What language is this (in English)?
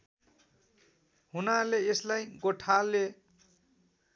Nepali